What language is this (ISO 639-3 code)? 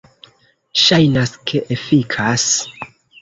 epo